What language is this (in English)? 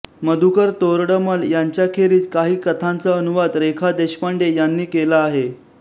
Marathi